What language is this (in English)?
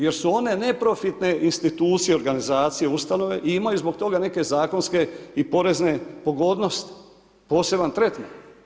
Croatian